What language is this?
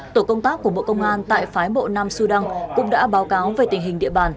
Vietnamese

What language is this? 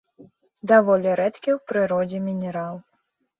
Belarusian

